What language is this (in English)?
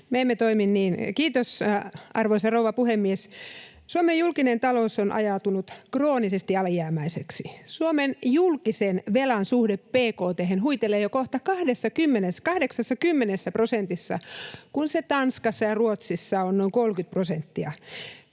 Finnish